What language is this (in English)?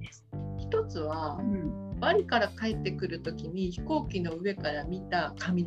Japanese